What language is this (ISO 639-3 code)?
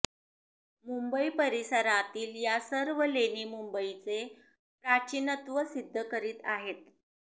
mar